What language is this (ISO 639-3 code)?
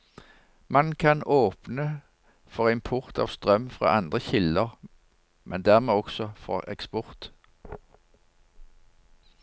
nor